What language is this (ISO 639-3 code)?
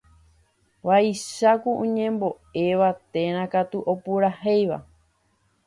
grn